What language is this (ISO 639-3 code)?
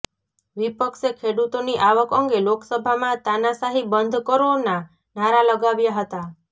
guj